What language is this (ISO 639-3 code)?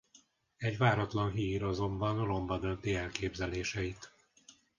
hun